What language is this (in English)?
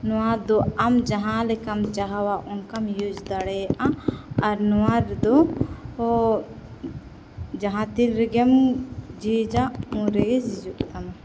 Santali